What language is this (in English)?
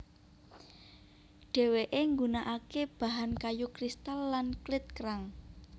Javanese